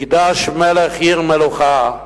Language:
Hebrew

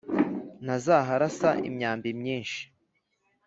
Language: Kinyarwanda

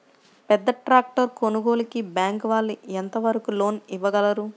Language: Telugu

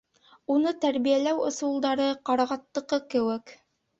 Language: Bashkir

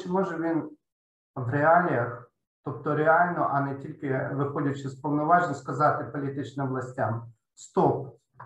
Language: Ukrainian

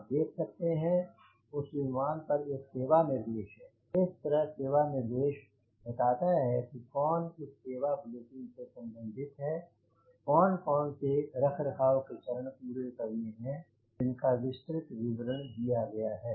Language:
Hindi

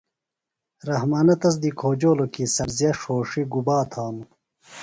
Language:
Phalura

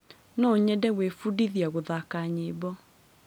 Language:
Kikuyu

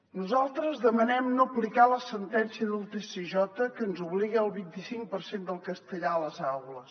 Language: Catalan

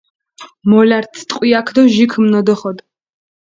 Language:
Mingrelian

